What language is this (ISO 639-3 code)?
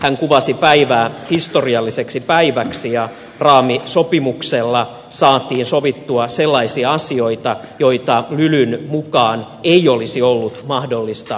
fin